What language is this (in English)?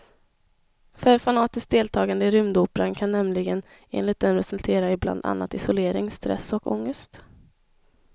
Swedish